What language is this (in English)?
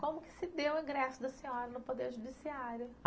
Portuguese